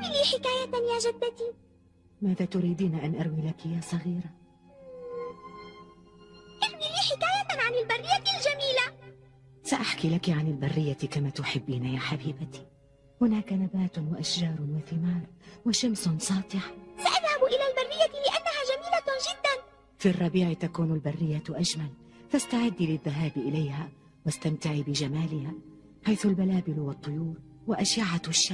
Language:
Arabic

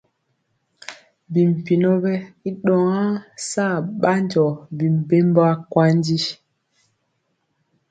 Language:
Mpiemo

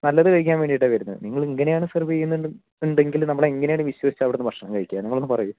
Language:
Malayalam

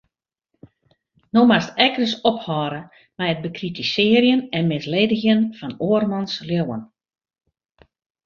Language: Western Frisian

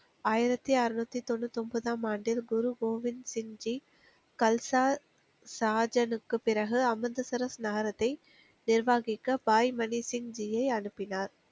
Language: Tamil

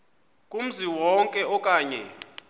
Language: Xhosa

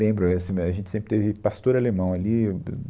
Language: Portuguese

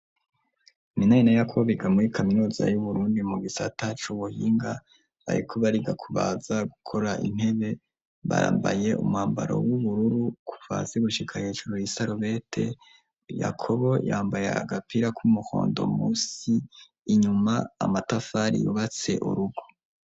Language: Rundi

